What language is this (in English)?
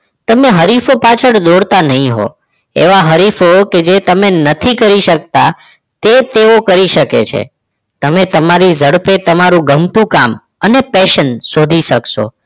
Gujarati